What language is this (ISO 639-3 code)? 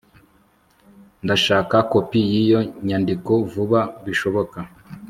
kin